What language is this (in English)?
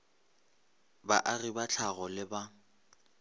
Northern Sotho